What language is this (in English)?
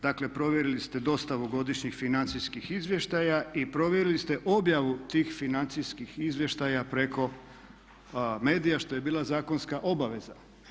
Croatian